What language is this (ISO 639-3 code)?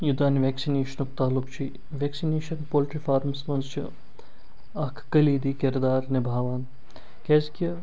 kas